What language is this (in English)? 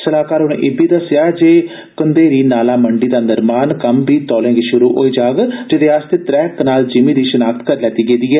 Dogri